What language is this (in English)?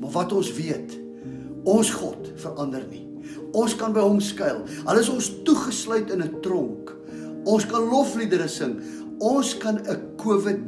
Dutch